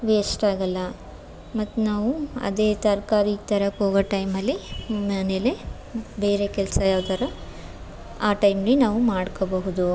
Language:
Kannada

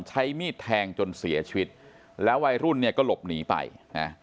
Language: Thai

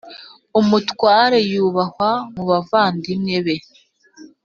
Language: Kinyarwanda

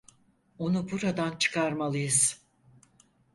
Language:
Turkish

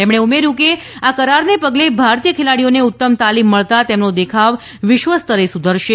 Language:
Gujarati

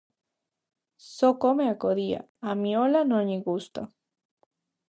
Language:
Galician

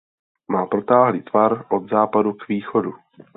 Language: Czech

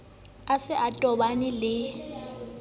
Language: Southern Sotho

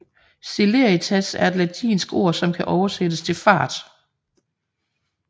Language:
Danish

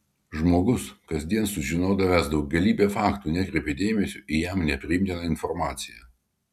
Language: Lithuanian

